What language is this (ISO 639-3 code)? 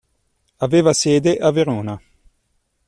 ita